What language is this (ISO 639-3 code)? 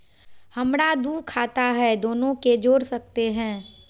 mag